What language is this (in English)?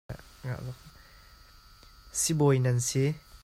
Hakha Chin